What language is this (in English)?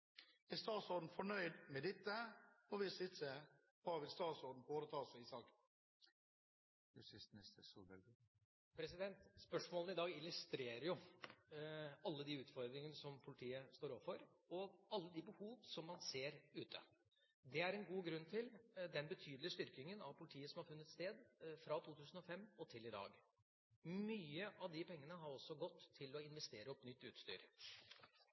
Norwegian Bokmål